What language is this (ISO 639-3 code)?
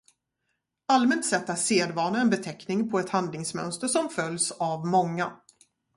swe